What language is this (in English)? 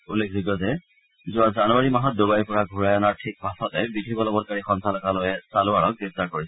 Assamese